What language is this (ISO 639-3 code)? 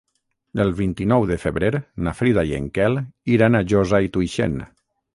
cat